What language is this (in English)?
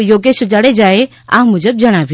Gujarati